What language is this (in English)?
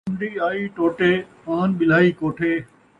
Saraiki